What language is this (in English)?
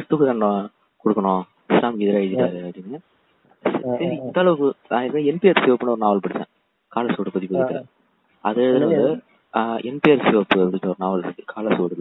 Tamil